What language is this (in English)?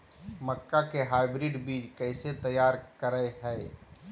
Magahi